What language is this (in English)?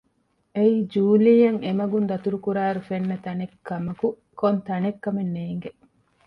Divehi